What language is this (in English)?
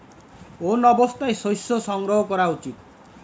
Bangla